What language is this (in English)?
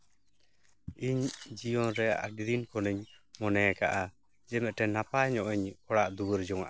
Santali